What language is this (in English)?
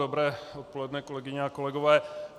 Czech